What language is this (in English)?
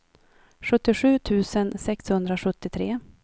Swedish